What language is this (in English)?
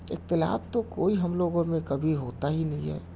Urdu